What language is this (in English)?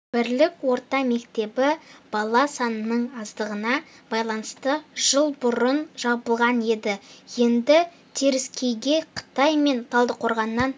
Kazakh